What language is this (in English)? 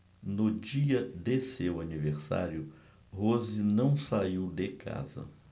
Portuguese